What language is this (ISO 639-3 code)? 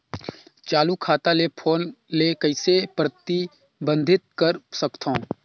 hne